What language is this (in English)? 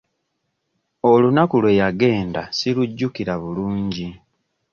Ganda